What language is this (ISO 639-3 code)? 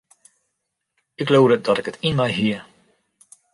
fry